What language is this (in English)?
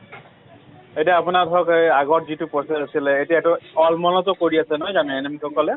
Assamese